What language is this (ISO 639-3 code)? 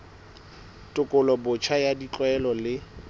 sot